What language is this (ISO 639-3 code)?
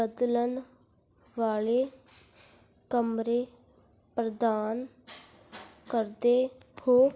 pan